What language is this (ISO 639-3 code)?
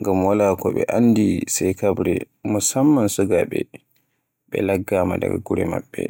fue